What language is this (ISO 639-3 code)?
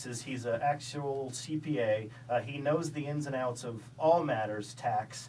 eng